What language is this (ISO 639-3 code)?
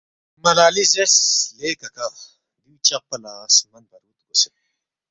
bft